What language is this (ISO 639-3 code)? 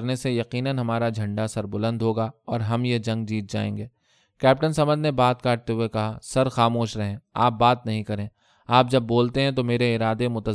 urd